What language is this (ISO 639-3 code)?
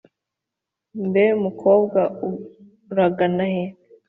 kin